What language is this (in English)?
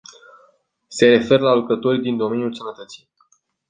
Romanian